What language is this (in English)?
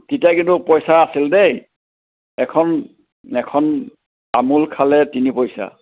Assamese